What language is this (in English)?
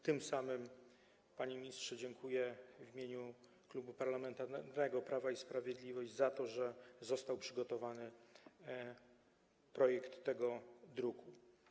Polish